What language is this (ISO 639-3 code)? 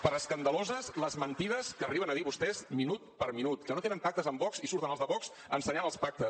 cat